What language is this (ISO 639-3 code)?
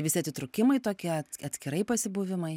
lit